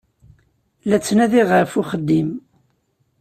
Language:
Kabyle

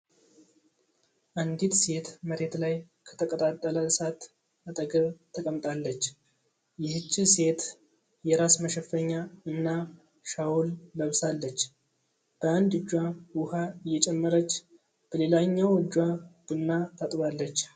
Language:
Amharic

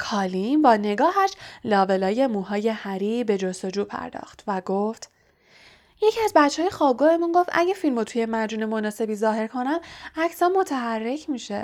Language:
Persian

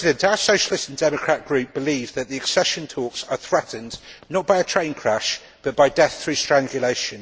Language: English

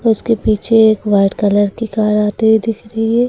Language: Hindi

